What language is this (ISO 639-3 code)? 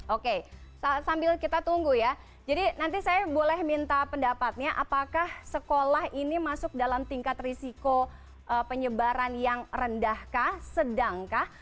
ind